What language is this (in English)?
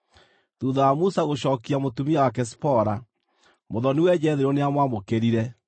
Kikuyu